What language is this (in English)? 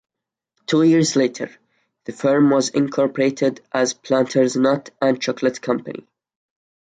English